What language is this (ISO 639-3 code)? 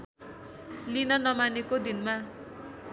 nep